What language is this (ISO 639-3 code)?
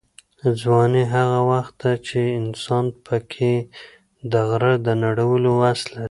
pus